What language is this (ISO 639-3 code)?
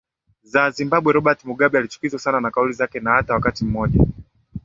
swa